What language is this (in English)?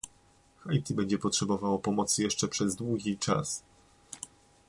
Polish